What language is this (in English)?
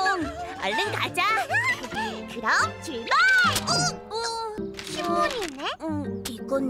Korean